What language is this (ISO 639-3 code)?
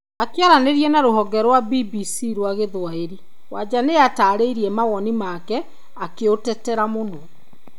kik